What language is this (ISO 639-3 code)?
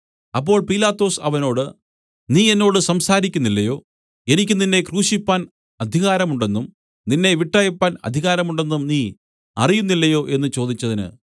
mal